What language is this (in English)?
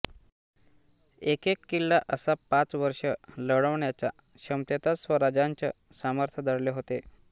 Marathi